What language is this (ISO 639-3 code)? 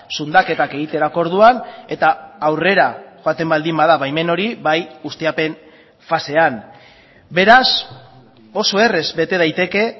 eus